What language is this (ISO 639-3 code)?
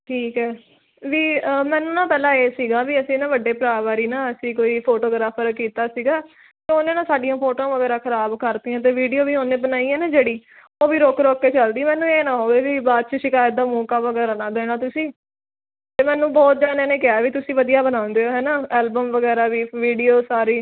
pan